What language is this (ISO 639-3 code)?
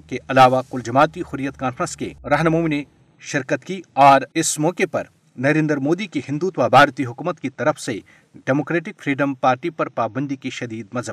urd